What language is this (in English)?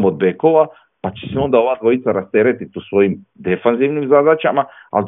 Croatian